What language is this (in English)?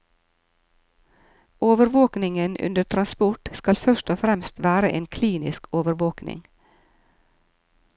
Norwegian